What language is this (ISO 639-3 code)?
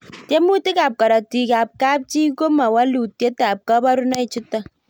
kln